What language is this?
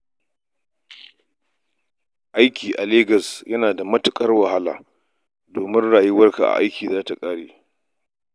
Hausa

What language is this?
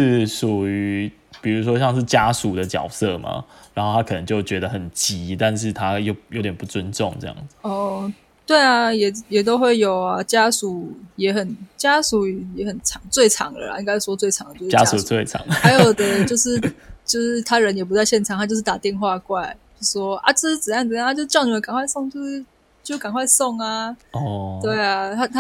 Chinese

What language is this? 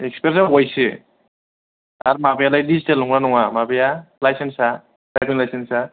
Bodo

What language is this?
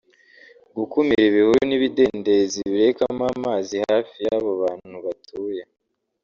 Kinyarwanda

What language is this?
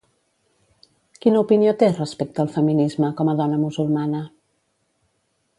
Catalan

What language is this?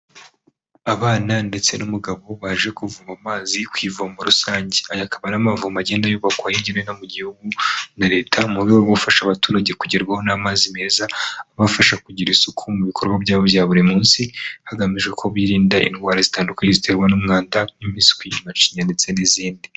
Kinyarwanda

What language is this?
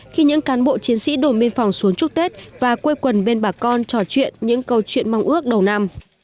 Vietnamese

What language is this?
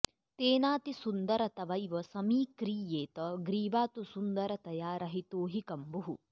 Sanskrit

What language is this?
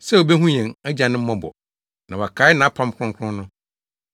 Akan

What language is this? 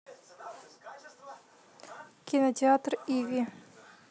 Russian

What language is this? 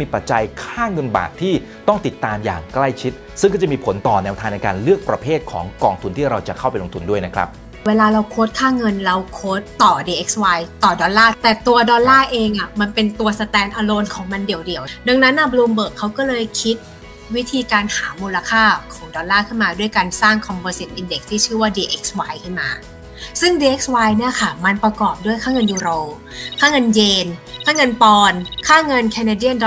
Thai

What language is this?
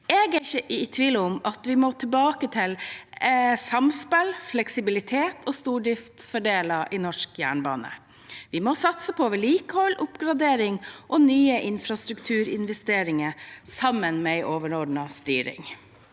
Norwegian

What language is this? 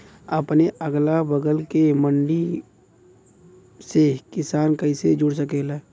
Bhojpuri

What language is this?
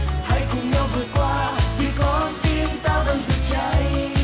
Vietnamese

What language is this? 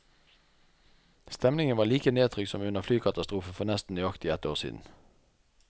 Norwegian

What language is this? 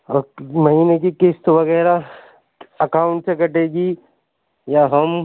Urdu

